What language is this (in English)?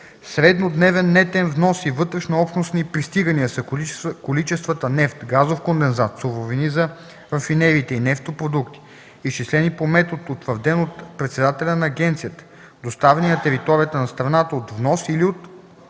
Bulgarian